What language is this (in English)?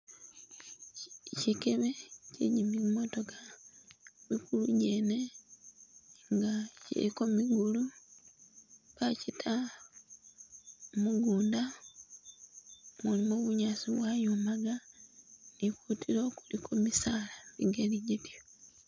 Masaaba